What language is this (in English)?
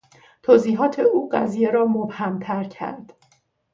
Persian